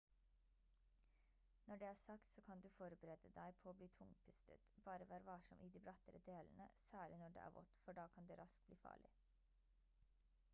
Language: Norwegian Bokmål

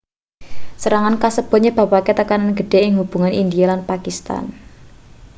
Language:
Javanese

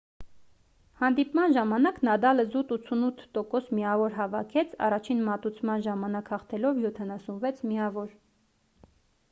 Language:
Armenian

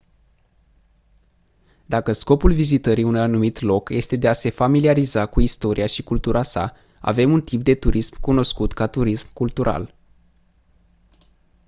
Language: Romanian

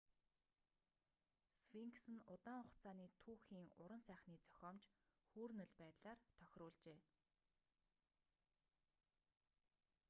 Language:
Mongolian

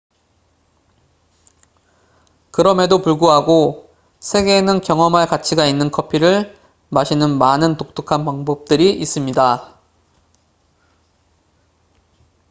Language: Korean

